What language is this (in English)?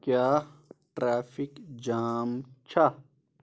Kashmiri